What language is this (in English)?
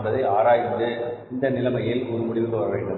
Tamil